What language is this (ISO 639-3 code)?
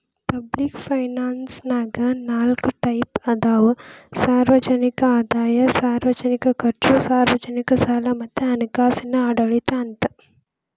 kan